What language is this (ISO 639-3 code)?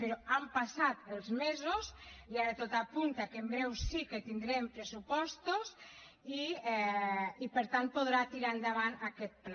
cat